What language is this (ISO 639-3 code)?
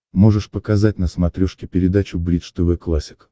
rus